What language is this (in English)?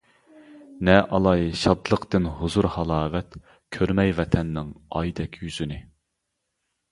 Uyghur